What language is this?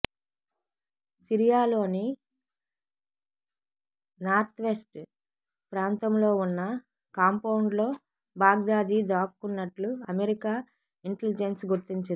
Telugu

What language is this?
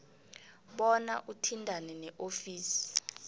South Ndebele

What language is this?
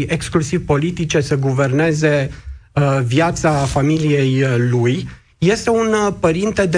Romanian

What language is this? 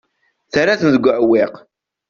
Kabyle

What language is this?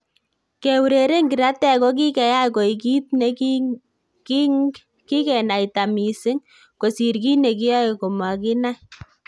Kalenjin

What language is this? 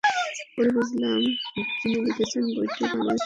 Bangla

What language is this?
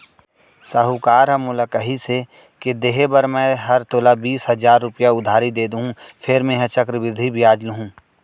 Chhattisgarhi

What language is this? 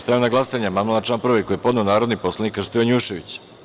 Serbian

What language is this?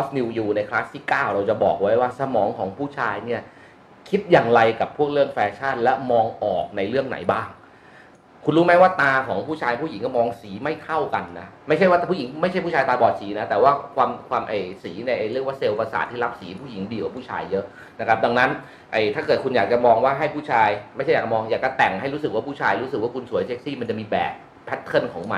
Thai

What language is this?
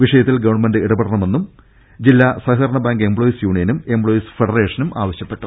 Malayalam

